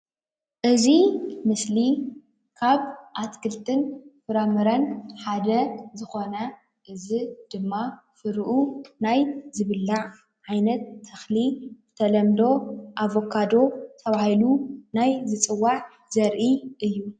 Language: Tigrinya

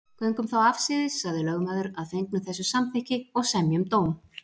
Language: Icelandic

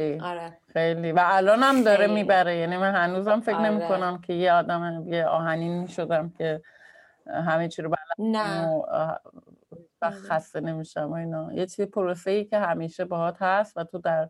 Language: Persian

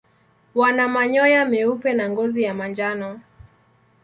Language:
Swahili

